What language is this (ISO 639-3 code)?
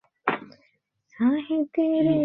ben